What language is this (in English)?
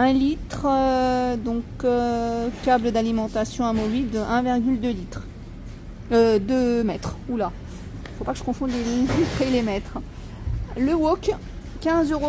French